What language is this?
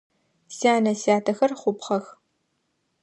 Adyghe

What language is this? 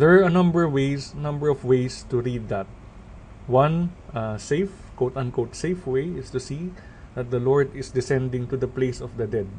Filipino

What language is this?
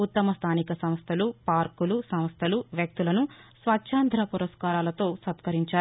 Telugu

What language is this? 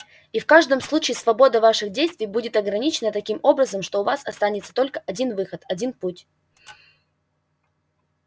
Russian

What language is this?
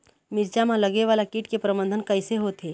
Chhattisgarhi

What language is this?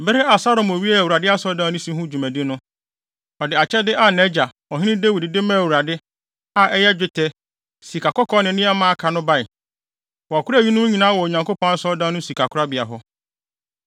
Akan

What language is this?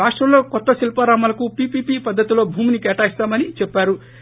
Telugu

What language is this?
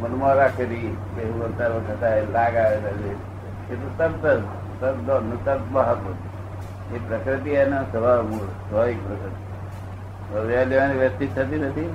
Gujarati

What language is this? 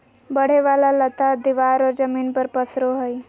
Magahi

